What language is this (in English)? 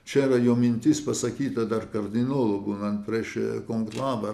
Lithuanian